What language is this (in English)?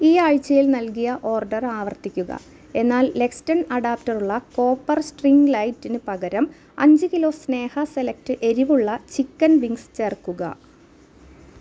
Malayalam